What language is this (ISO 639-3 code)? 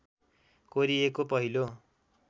nep